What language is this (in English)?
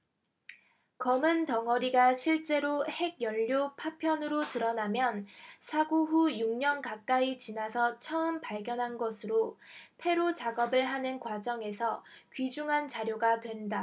Korean